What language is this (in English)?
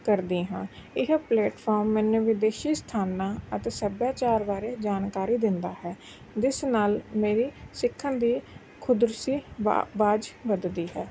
Punjabi